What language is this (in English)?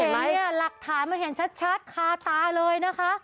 Thai